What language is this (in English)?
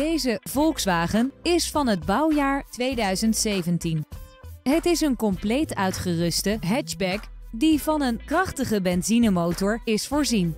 Dutch